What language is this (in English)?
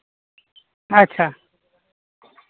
Santali